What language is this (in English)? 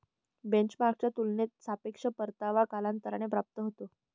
Marathi